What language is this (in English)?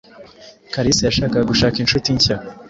Kinyarwanda